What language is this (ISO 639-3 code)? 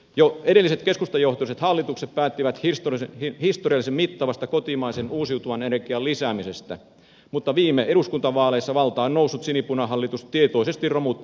fin